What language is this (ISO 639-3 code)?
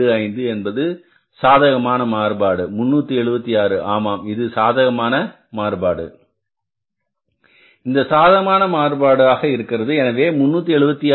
tam